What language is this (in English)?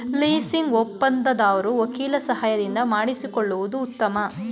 Kannada